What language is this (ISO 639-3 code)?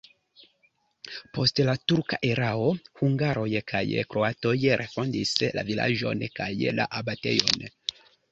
epo